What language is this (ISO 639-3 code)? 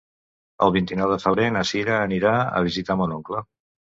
cat